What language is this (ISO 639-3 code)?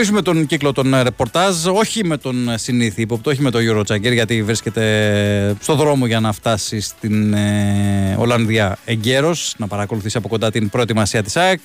ell